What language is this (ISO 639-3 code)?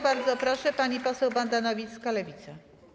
pol